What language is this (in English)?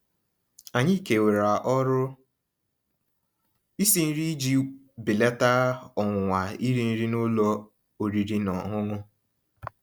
Igbo